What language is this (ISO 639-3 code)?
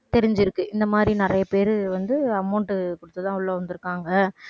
tam